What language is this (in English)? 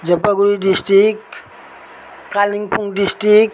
Nepali